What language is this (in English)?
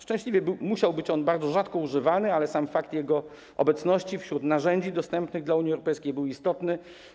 Polish